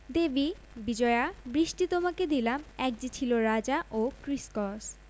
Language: Bangla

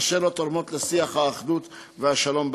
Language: Hebrew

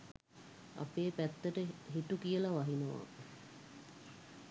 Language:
Sinhala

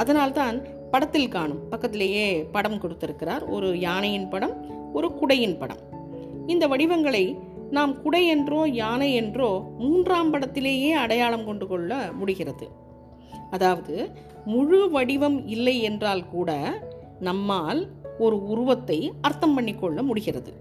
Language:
Tamil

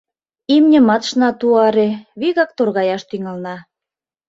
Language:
Mari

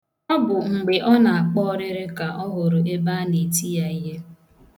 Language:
Igbo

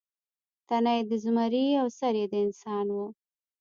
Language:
Pashto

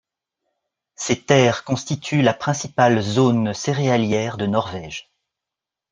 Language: French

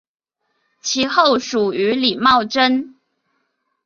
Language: Chinese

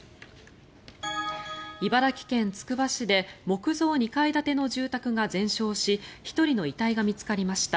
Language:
Japanese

